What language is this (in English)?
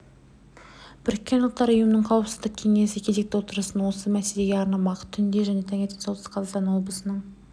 Kazakh